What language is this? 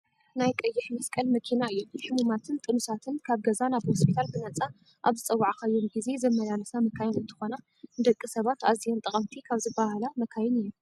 Tigrinya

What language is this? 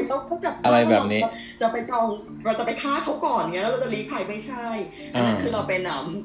Thai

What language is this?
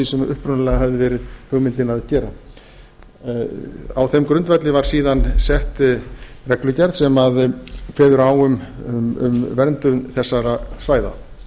Icelandic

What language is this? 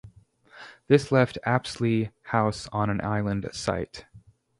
English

